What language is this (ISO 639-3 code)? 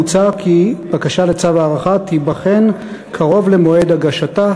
heb